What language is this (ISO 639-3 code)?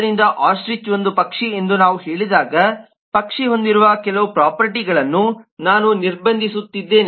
kan